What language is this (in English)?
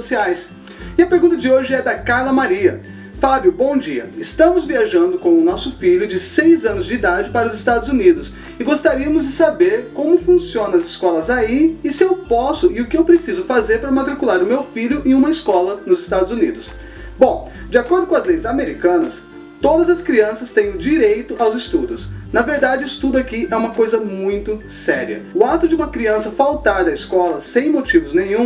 Portuguese